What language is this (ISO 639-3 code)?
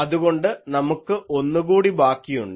mal